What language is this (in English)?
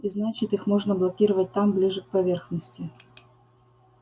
Russian